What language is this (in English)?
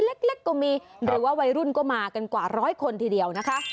Thai